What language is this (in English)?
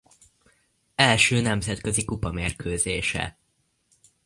Hungarian